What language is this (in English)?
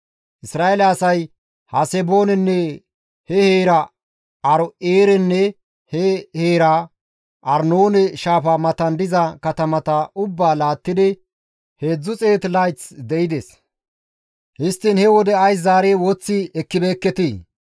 Gamo